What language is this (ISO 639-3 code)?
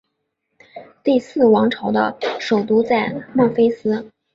zho